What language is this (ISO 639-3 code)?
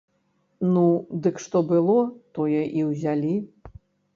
bel